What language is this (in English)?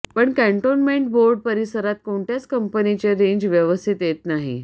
Marathi